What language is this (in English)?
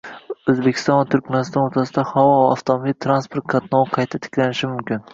Uzbek